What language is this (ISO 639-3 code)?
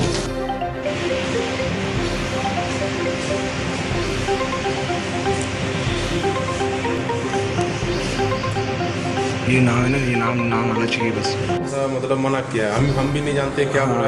ces